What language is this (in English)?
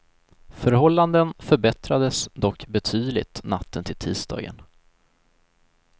Swedish